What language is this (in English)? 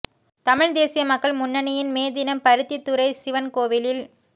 Tamil